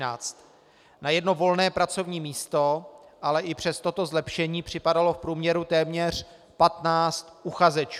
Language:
Czech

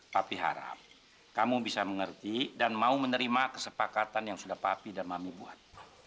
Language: Indonesian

